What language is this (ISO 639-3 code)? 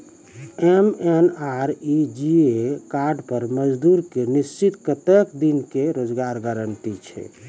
mai